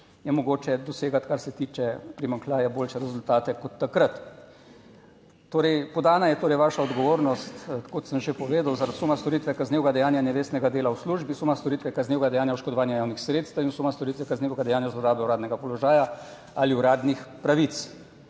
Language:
Slovenian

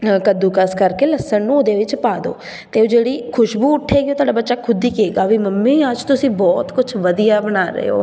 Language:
Punjabi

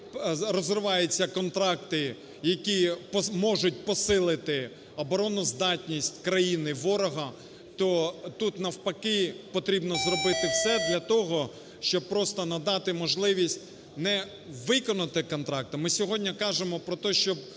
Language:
Ukrainian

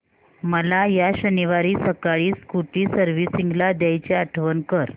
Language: Marathi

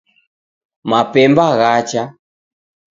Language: Taita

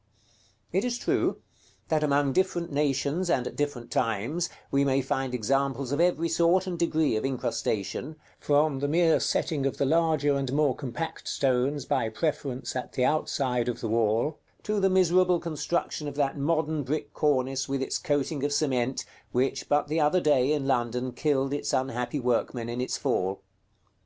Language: English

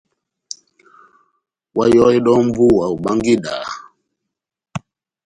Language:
Batanga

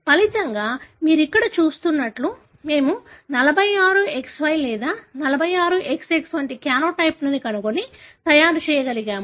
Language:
Telugu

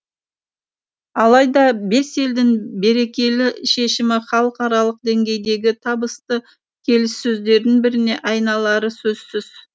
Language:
Kazakh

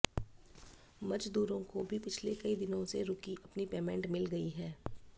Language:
Hindi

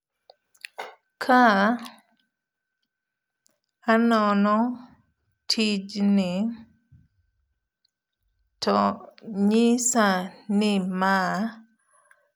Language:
Luo (Kenya and Tanzania)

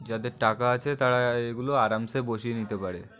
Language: Bangla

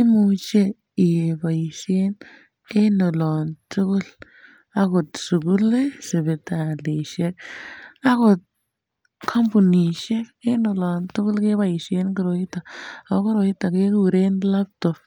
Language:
Kalenjin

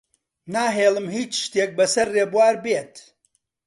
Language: Central Kurdish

